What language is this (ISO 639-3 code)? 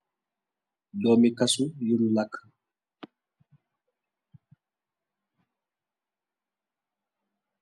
wol